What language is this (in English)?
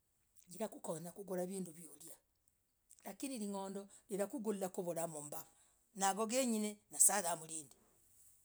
Logooli